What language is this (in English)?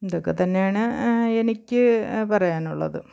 Malayalam